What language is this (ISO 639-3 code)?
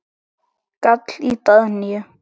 isl